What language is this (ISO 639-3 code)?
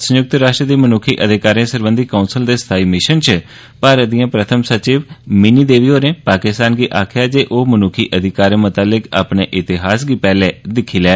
doi